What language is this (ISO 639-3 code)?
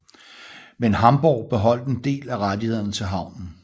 dan